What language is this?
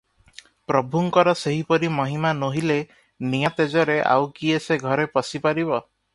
Odia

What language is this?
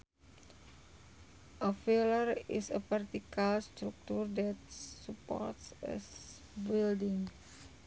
Sundanese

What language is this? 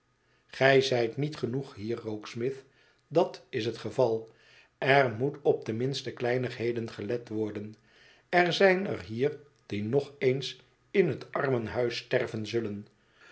Dutch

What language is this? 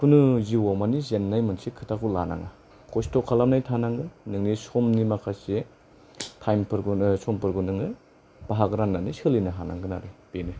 Bodo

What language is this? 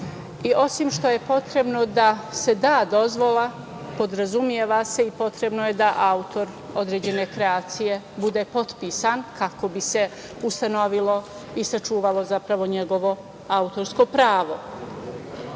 Serbian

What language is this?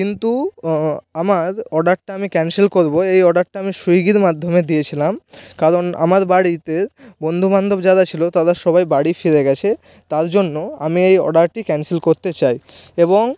Bangla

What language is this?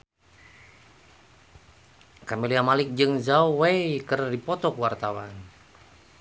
Sundanese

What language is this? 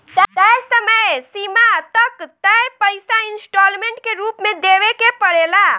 Bhojpuri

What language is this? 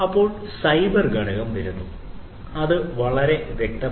Malayalam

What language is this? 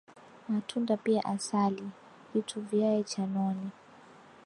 Swahili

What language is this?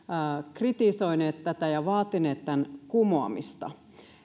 Finnish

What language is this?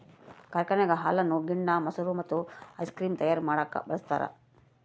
Kannada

